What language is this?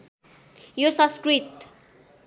Nepali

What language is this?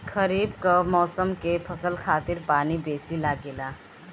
Bhojpuri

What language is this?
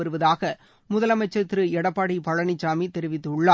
Tamil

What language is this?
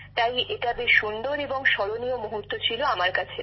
Bangla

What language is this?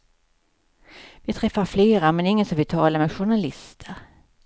Swedish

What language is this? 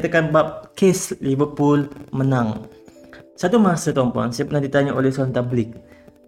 Malay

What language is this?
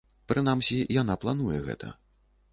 Belarusian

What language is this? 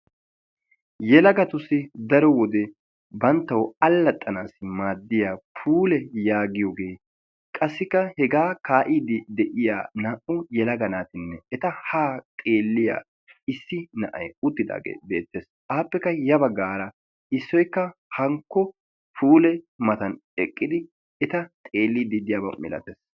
Wolaytta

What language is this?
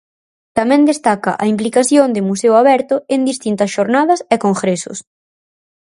Galician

